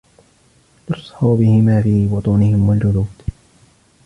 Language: Arabic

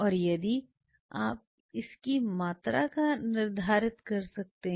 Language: Hindi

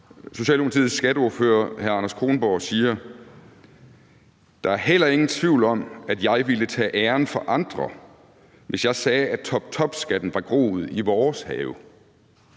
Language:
Danish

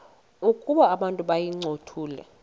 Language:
Xhosa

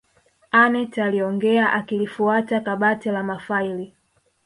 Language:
Swahili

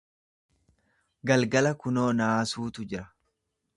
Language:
Oromo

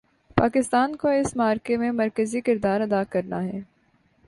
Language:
Urdu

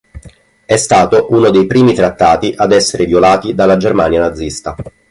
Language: Italian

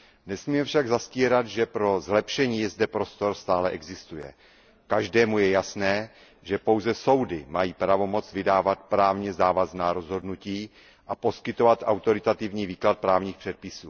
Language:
Czech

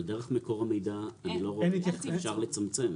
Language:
Hebrew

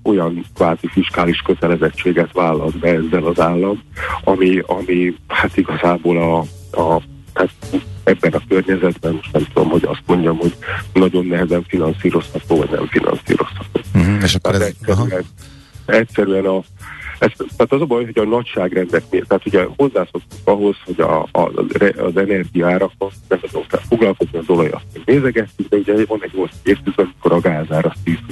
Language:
Hungarian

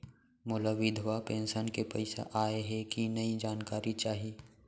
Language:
Chhattisgarhi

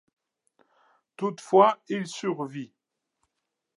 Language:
French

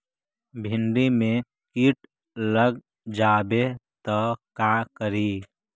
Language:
Magahi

